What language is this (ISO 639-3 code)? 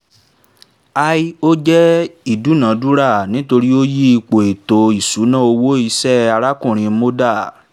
yor